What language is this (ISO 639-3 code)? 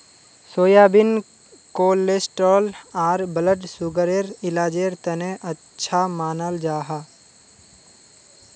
mag